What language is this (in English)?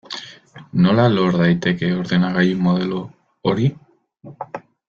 Basque